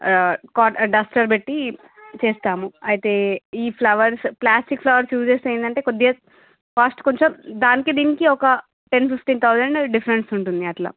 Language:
Telugu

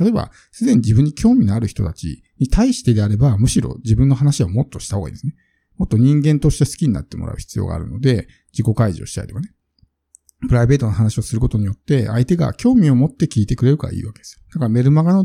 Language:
Japanese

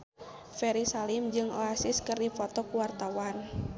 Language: Sundanese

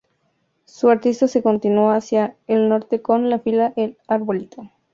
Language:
Spanish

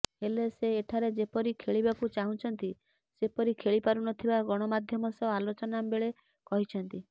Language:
Odia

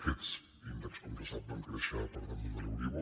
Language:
Catalan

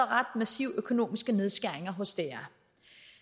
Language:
Danish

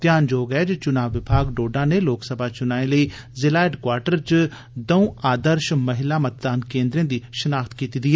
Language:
Dogri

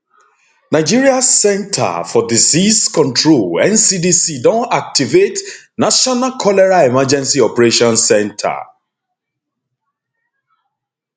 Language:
Nigerian Pidgin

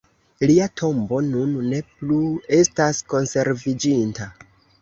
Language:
Esperanto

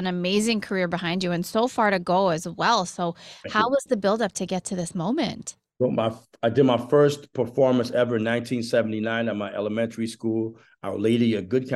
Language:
English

